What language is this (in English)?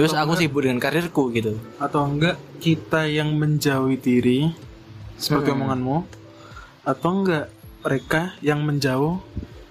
Indonesian